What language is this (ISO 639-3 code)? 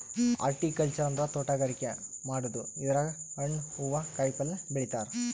kan